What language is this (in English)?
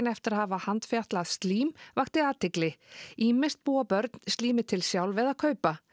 Icelandic